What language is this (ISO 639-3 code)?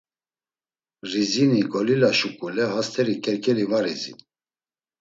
lzz